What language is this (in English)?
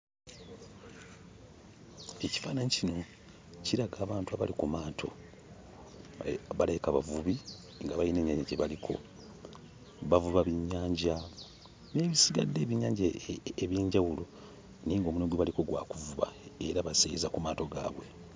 Ganda